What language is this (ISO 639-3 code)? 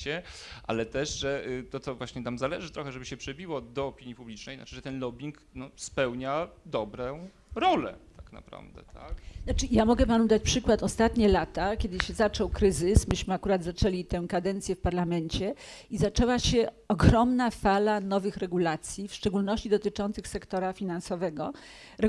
pol